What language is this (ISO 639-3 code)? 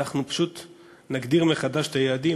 heb